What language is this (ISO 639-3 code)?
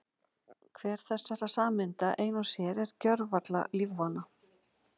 isl